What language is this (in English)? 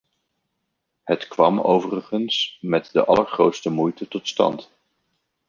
Dutch